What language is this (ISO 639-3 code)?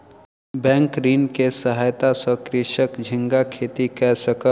mai